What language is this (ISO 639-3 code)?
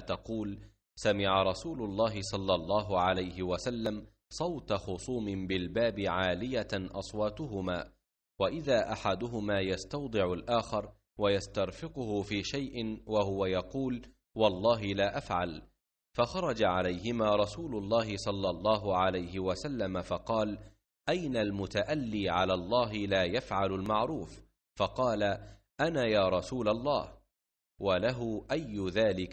ara